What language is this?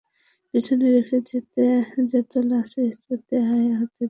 Bangla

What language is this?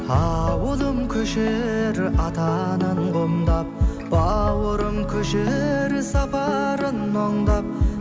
Kazakh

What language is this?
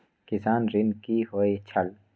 Maithili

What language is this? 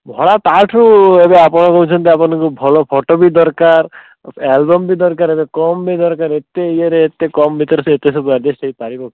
Odia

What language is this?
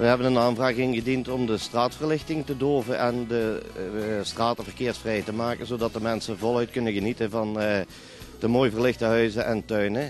Dutch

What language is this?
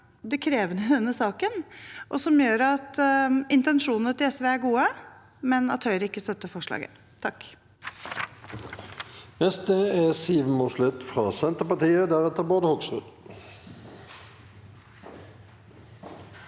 Norwegian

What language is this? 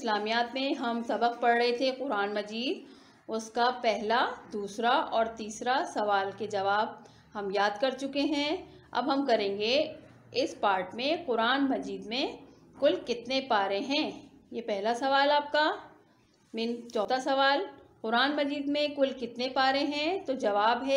Hindi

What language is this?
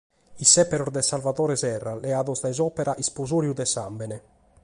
Sardinian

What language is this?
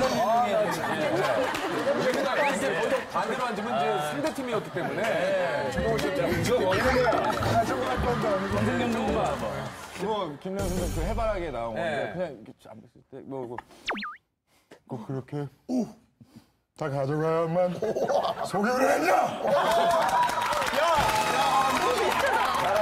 Korean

